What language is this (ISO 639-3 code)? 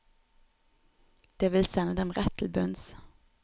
nor